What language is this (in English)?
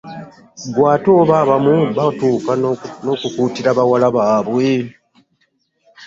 Ganda